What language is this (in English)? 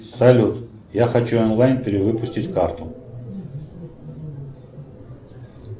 Russian